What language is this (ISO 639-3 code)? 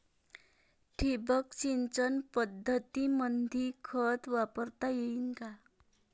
mar